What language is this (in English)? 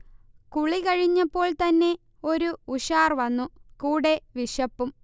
Malayalam